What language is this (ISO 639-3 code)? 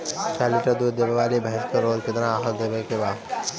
bho